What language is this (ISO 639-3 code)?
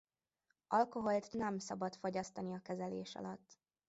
hun